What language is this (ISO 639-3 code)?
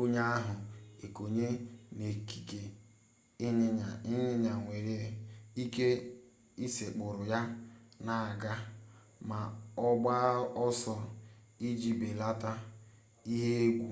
ibo